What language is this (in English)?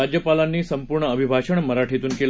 Marathi